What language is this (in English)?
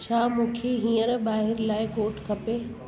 Sindhi